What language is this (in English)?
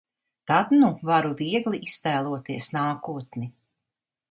Latvian